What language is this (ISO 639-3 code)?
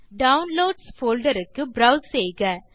tam